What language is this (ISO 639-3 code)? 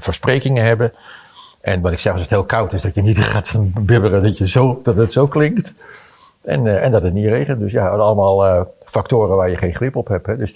nld